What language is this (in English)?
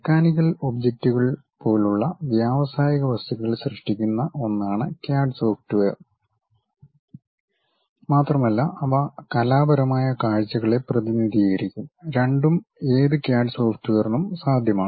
Malayalam